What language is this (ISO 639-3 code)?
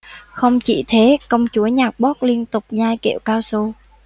vie